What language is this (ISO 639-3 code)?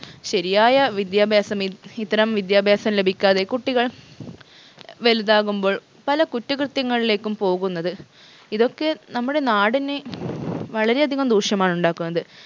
mal